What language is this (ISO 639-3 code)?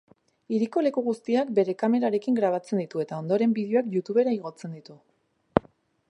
eus